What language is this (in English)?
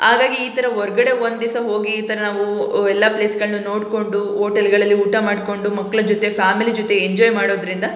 Kannada